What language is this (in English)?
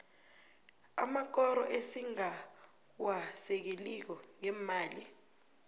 South Ndebele